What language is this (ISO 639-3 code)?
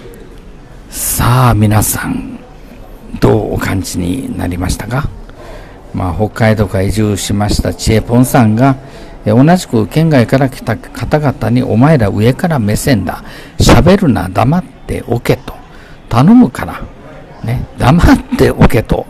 jpn